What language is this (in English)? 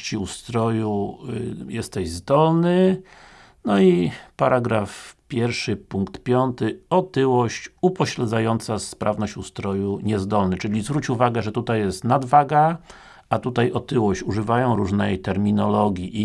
Polish